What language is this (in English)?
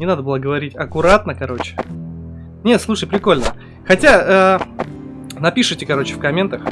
Russian